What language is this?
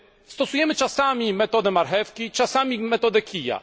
Polish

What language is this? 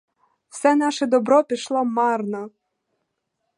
Ukrainian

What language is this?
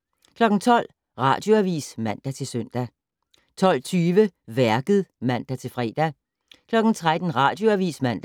Danish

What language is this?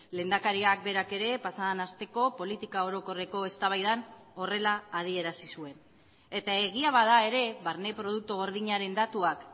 Basque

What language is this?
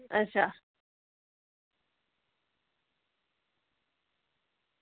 Dogri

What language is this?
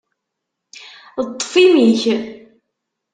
Kabyle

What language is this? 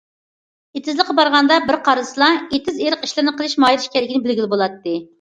Uyghur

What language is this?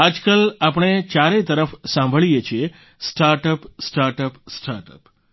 Gujarati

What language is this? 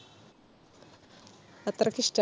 Malayalam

